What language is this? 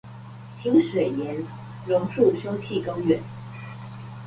Chinese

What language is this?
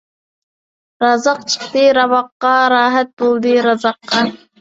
Uyghur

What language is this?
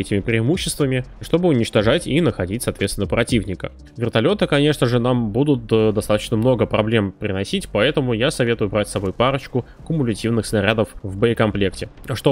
Russian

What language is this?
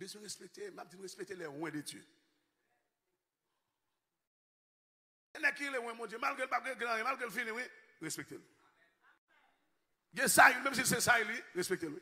French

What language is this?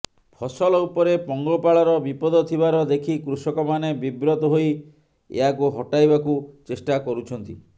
Odia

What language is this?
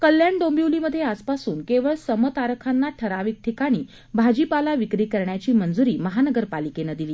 Marathi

